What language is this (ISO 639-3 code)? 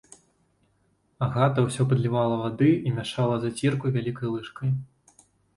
bel